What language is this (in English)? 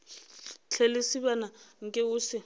Northern Sotho